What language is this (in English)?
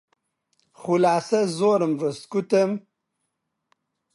Central Kurdish